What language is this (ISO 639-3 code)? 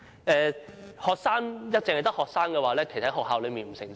yue